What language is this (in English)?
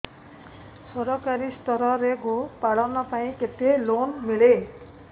Odia